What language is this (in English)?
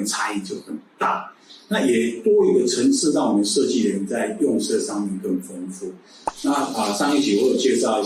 Chinese